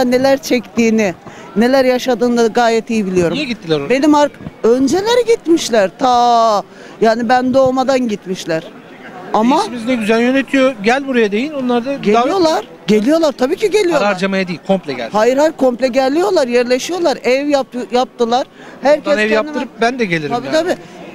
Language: Turkish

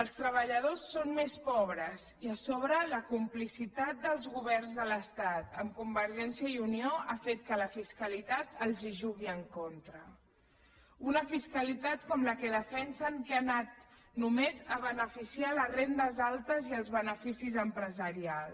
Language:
Catalan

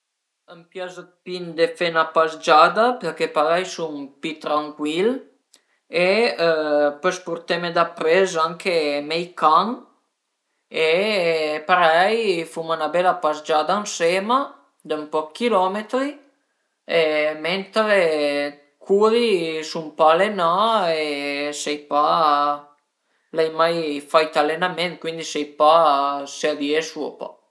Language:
Piedmontese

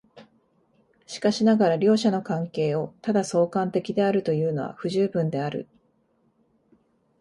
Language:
Japanese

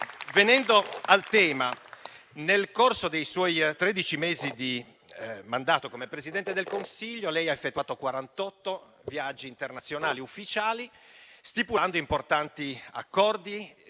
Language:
Italian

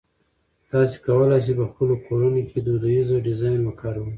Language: Pashto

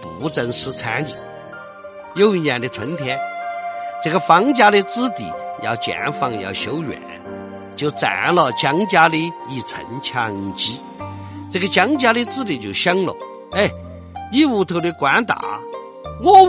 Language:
Chinese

